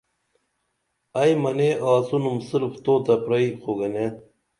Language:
Dameli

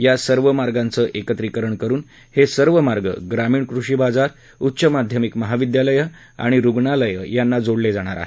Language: Marathi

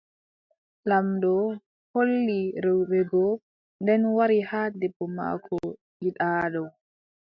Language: Adamawa Fulfulde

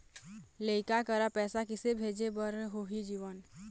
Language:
Chhattisgarhi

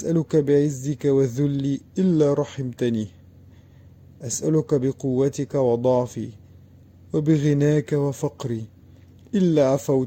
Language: Arabic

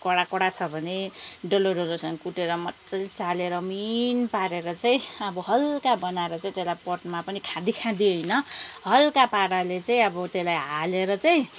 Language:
Nepali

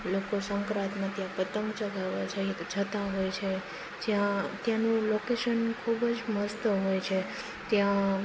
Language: Gujarati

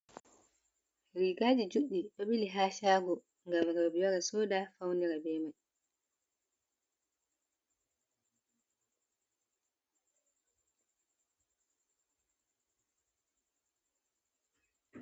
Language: Fula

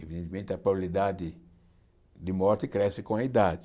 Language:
Portuguese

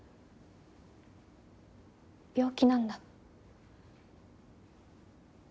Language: Japanese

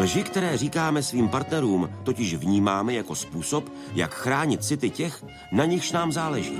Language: Czech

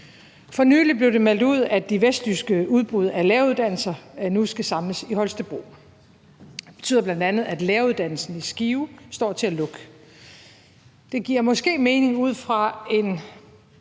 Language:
Danish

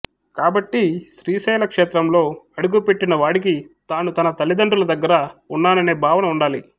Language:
Telugu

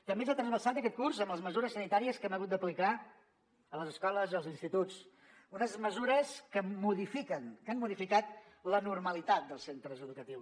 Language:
Catalan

